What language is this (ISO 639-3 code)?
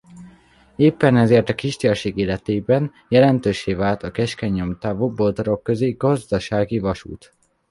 hun